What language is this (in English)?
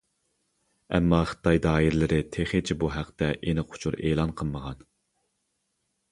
Uyghur